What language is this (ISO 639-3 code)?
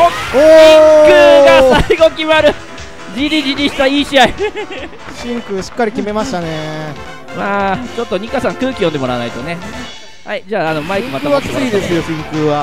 jpn